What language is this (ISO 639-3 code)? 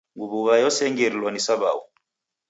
dav